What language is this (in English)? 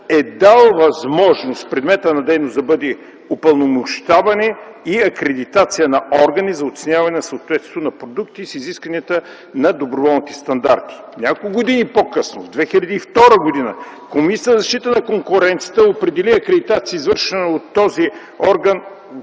Bulgarian